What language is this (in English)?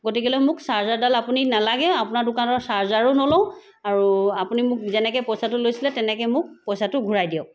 Assamese